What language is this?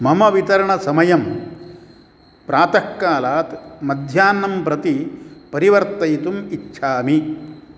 Sanskrit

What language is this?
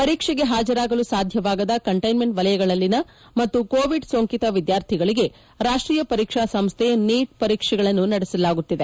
Kannada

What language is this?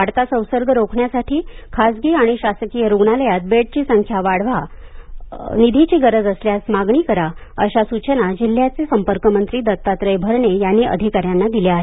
Marathi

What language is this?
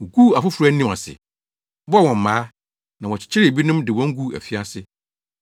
Akan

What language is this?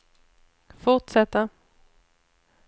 Swedish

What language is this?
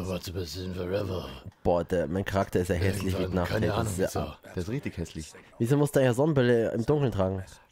German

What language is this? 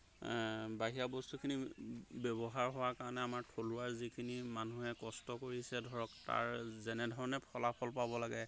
Assamese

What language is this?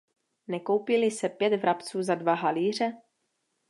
Czech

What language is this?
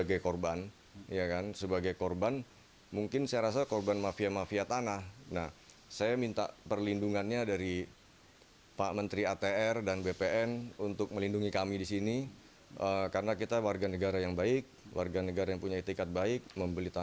Indonesian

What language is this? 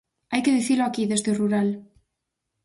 Galician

